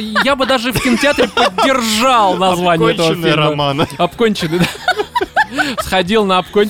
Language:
Russian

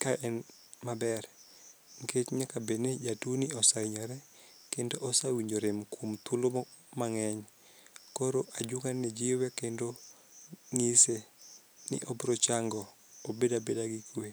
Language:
Luo (Kenya and Tanzania)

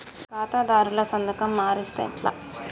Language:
Telugu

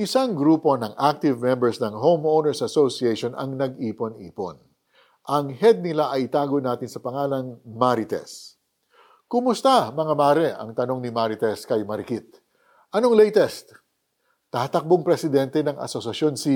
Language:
Filipino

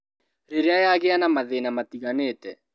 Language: Kikuyu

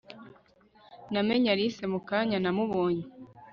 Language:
Kinyarwanda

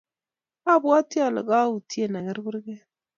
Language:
Kalenjin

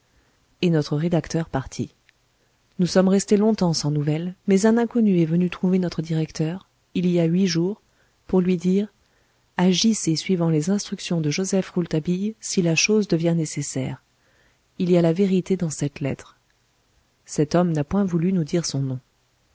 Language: French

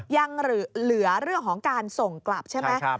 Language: Thai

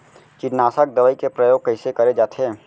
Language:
Chhattisgarhi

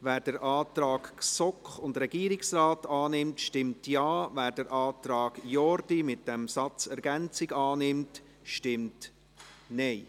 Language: Swiss German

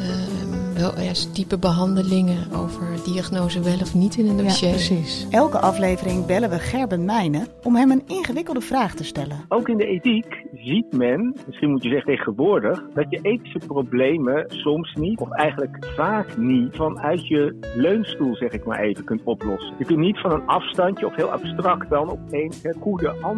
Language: Dutch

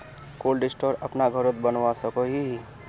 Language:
Magahi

